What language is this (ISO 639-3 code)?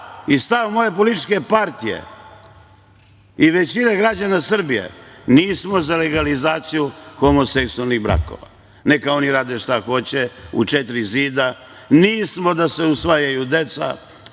srp